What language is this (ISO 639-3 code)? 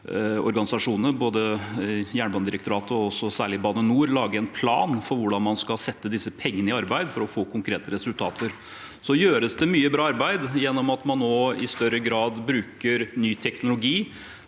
nor